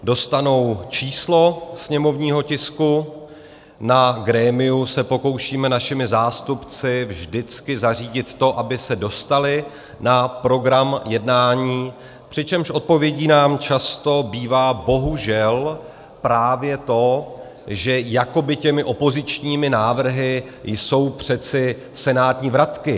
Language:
Czech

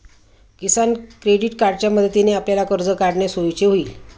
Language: Marathi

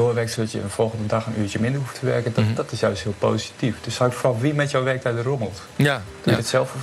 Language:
Dutch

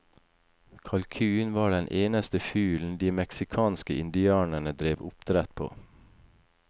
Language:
Norwegian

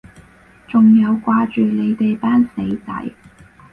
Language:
Cantonese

